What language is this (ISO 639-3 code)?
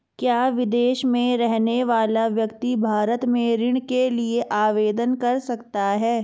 hin